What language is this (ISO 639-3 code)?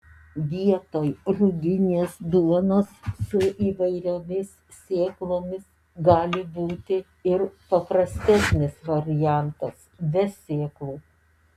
lit